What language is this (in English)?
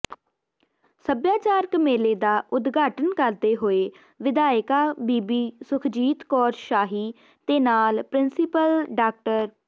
Punjabi